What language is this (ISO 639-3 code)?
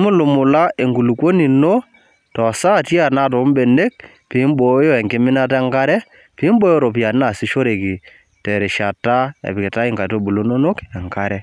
mas